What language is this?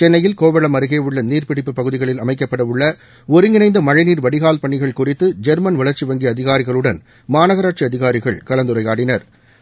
Tamil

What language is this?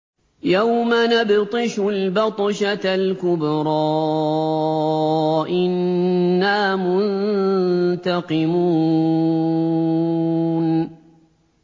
Arabic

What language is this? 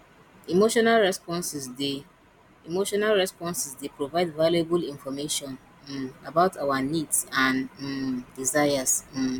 Nigerian Pidgin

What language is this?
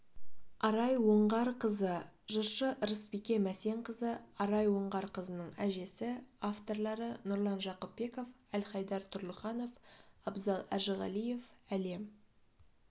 Kazakh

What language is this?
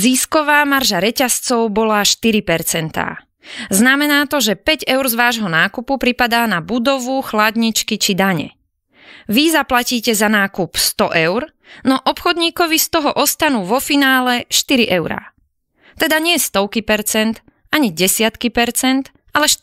Slovak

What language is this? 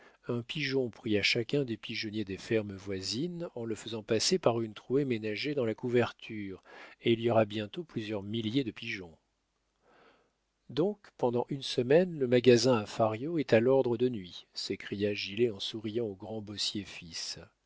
French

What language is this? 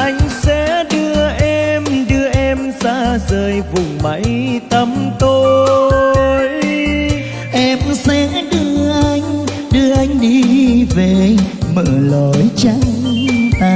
Vietnamese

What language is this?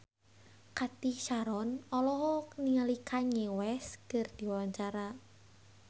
Sundanese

